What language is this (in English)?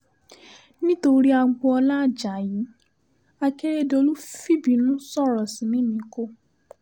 Yoruba